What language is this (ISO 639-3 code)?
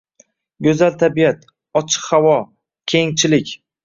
uzb